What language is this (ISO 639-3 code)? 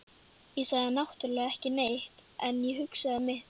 isl